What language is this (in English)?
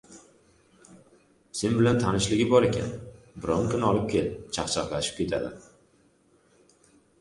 Uzbek